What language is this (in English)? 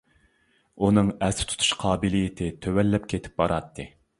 Uyghur